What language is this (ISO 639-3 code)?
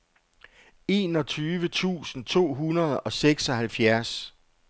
dan